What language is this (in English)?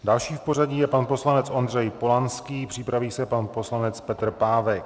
Czech